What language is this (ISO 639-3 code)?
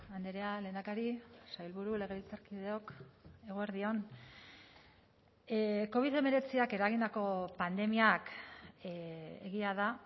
eus